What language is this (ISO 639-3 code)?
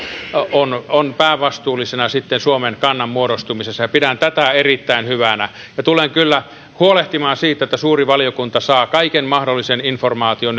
fin